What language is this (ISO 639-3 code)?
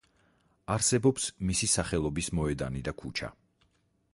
kat